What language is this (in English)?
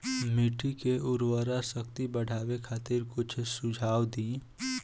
Bhojpuri